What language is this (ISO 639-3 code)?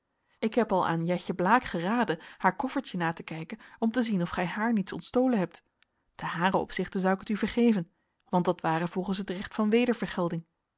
nld